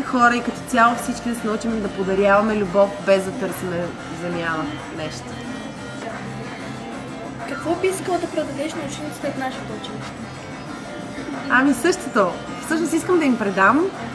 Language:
Bulgarian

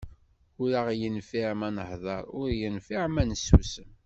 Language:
Kabyle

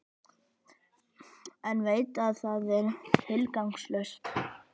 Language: Icelandic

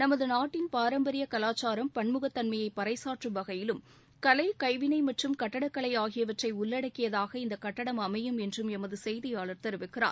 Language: Tamil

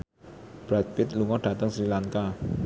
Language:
Javanese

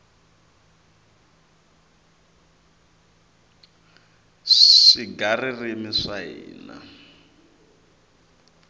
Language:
Tsonga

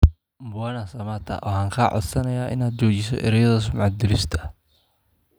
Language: Somali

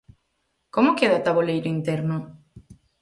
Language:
Galician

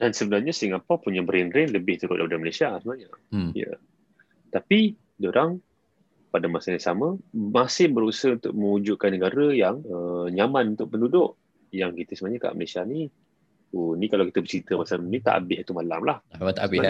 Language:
Malay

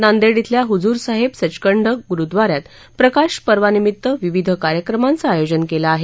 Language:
Marathi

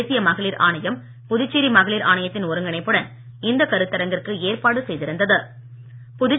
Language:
Tamil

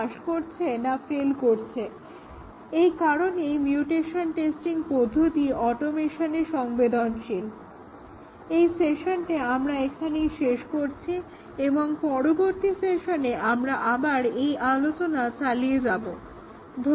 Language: Bangla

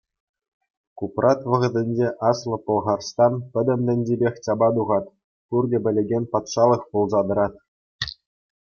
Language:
Chuvash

